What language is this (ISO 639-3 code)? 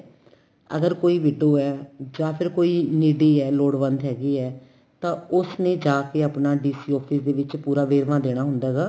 pan